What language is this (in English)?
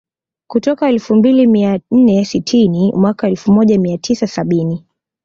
Swahili